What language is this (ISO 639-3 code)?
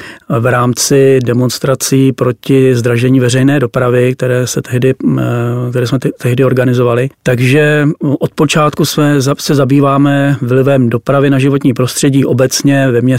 ces